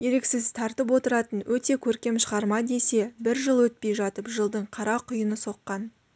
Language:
Kazakh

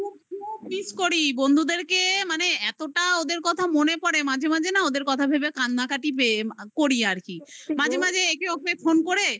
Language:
Bangla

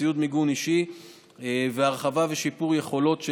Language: Hebrew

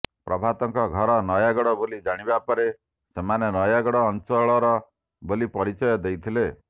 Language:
Odia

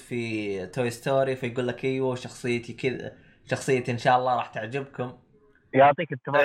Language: Arabic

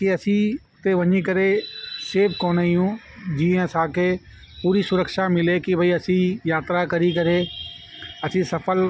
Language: Sindhi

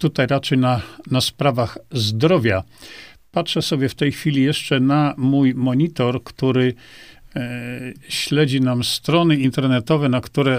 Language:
Polish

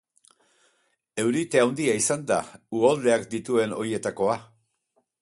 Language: Basque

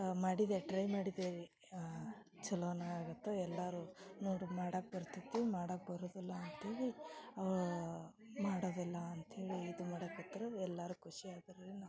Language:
Kannada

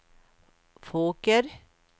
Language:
Swedish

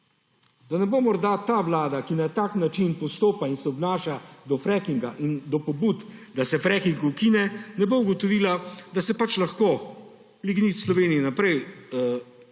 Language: Slovenian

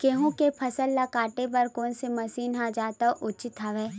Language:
Chhattisgarhi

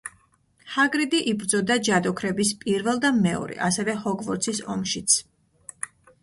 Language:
Georgian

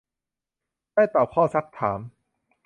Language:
Thai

